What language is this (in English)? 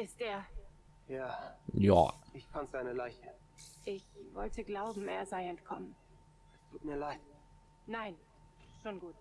German